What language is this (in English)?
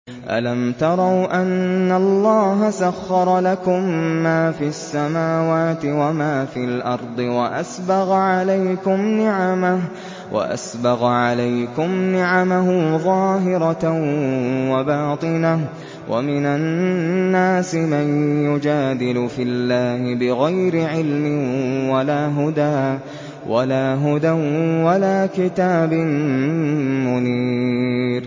Arabic